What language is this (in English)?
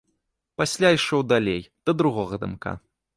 Belarusian